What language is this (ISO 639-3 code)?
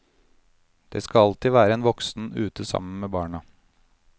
nor